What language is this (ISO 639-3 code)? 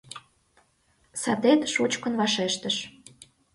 chm